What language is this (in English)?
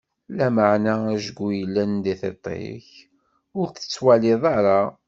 Kabyle